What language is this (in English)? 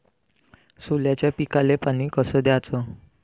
Marathi